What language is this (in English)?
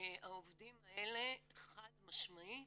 Hebrew